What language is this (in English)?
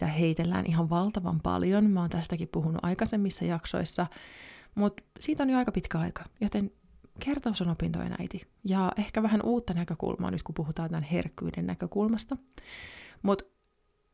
Finnish